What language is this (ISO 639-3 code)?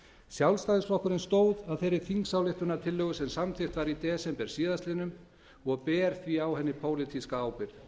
isl